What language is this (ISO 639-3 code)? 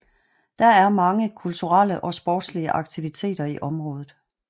dan